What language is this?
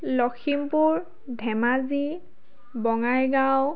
Assamese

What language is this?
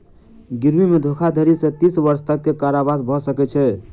Maithili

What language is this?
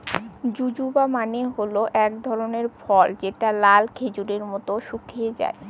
Bangla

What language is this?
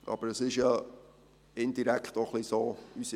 Swiss German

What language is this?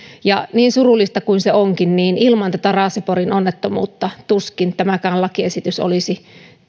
Finnish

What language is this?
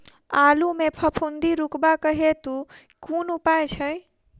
Maithili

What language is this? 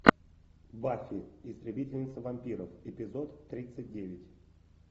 Russian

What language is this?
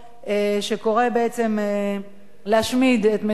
Hebrew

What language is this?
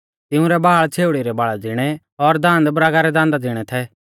Mahasu Pahari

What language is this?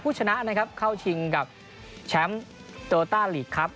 Thai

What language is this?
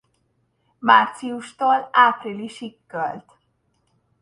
Hungarian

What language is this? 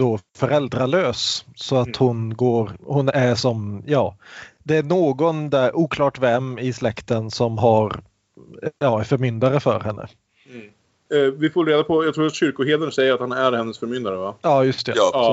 Swedish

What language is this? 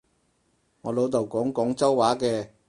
Cantonese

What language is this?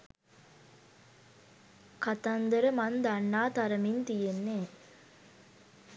Sinhala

